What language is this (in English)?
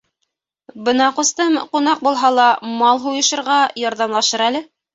Bashkir